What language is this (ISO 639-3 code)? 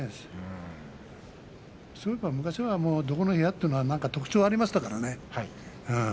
jpn